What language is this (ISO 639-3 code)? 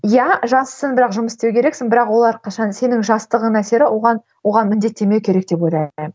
kaz